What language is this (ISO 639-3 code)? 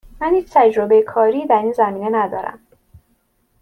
fas